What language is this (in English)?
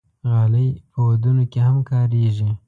Pashto